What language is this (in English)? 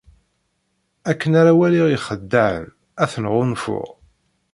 Kabyle